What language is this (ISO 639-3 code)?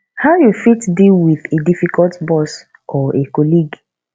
pcm